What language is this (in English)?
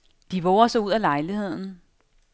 Danish